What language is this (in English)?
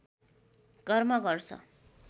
Nepali